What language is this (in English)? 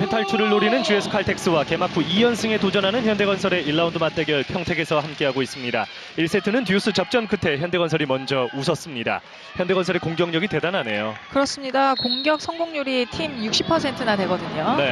Korean